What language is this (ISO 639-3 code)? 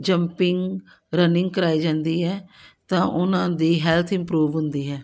pan